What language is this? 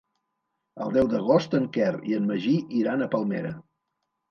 Catalan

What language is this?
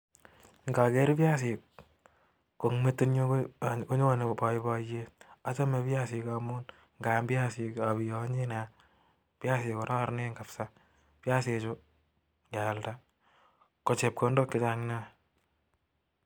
Kalenjin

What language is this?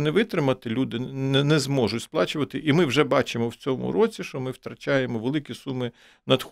Ukrainian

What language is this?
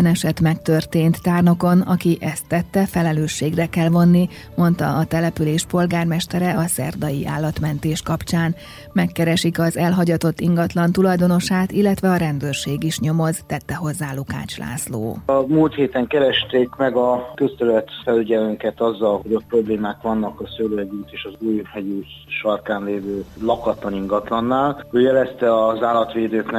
Hungarian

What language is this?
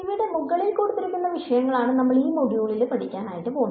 Malayalam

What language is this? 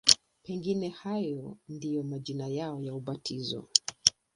Swahili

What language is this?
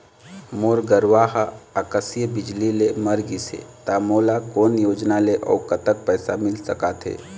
Chhattisgarhi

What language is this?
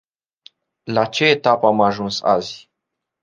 Romanian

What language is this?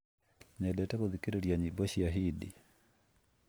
Kikuyu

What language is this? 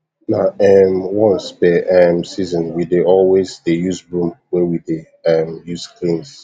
Nigerian Pidgin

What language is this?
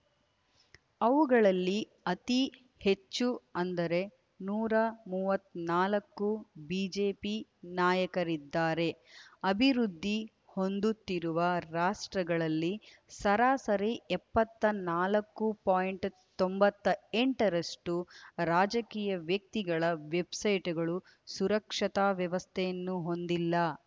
Kannada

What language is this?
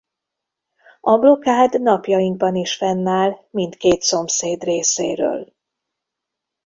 Hungarian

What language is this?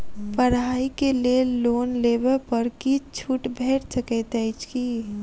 Maithili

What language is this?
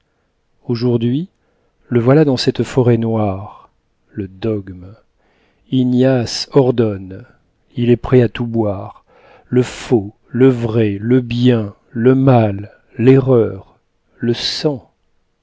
French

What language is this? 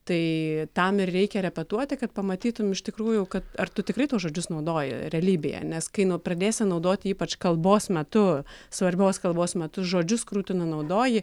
Lithuanian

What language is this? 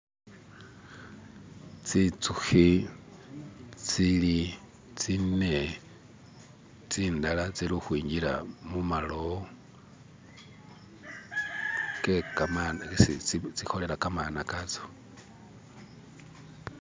Masaaba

